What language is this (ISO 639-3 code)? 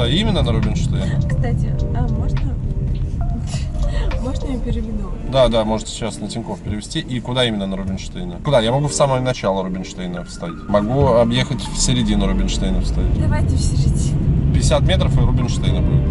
rus